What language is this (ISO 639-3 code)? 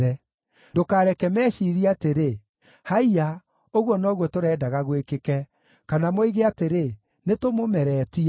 kik